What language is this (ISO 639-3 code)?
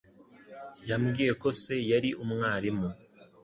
kin